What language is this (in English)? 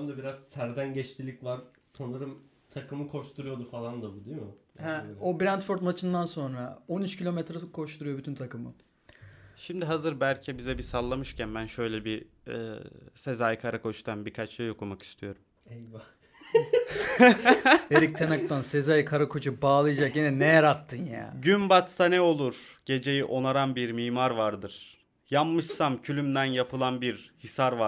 Turkish